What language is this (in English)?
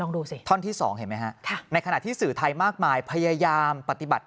Thai